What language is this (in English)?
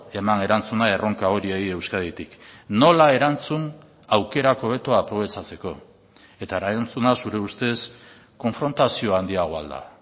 Basque